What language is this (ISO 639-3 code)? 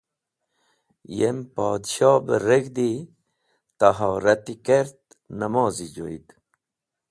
wbl